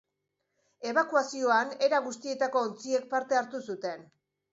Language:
Basque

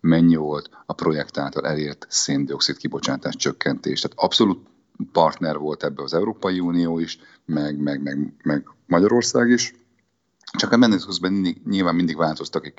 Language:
Hungarian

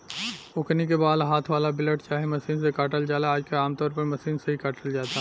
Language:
Bhojpuri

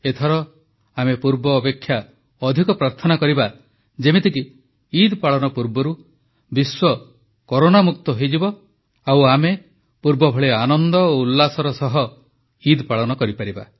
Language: Odia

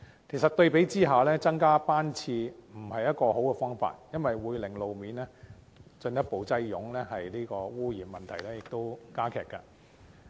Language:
Cantonese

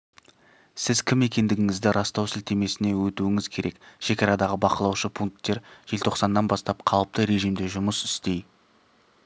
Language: Kazakh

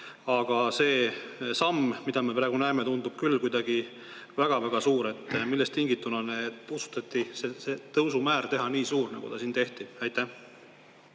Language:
Estonian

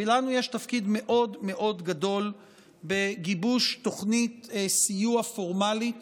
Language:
Hebrew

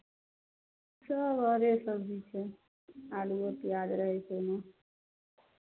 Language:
Maithili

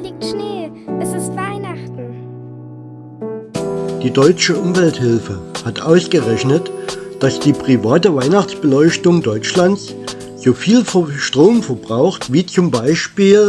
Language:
German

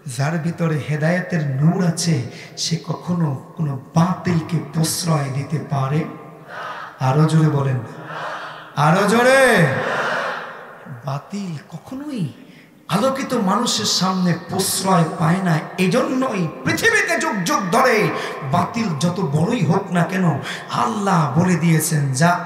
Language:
Bangla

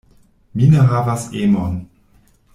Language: Esperanto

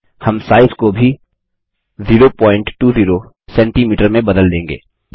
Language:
Hindi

